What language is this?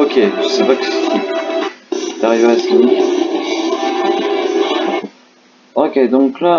French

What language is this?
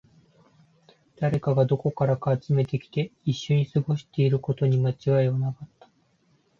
Japanese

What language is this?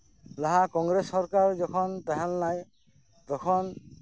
Santali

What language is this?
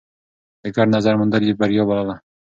Pashto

